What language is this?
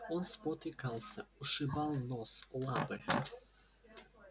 Russian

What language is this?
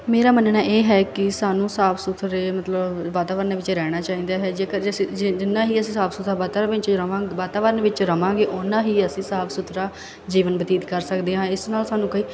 Punjabi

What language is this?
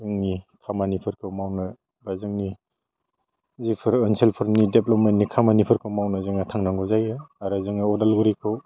Bodo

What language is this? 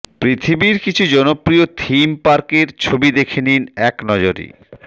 Bangla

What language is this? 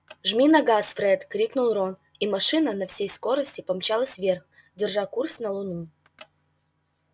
Russian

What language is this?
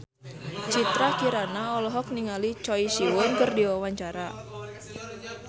Sundanese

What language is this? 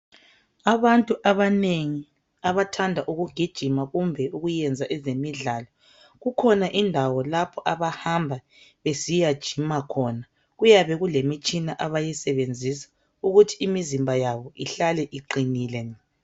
North Ndebele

